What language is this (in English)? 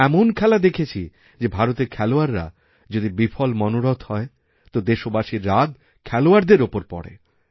Bangla